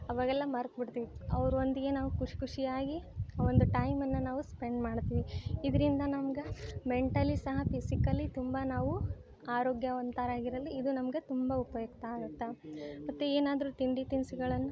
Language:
Kannada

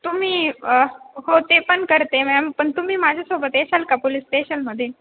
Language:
Marathi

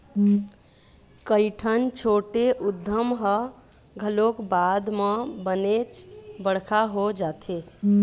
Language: Chhattisgarhi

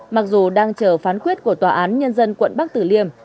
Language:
Vietnamese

